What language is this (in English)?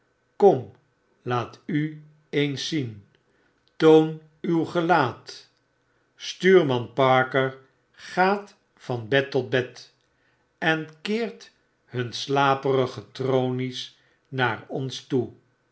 Dutch